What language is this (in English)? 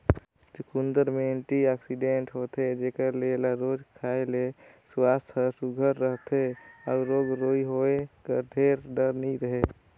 Chhattisgarhi